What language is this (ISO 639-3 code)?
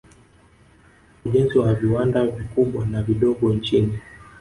swa